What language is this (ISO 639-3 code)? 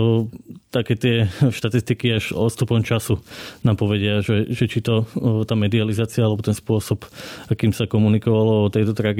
slk